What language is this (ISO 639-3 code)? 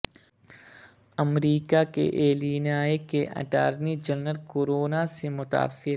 urd